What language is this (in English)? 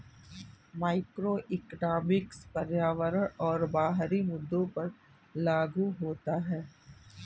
Hindi